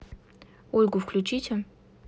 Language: Russian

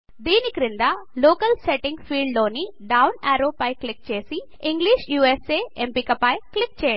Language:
Telugu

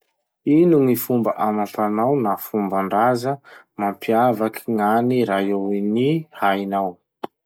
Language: Masikoro Malagasy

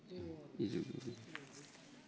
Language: Bodo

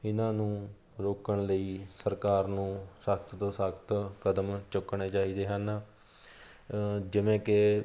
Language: Punjabi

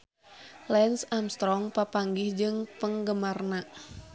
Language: Sundanese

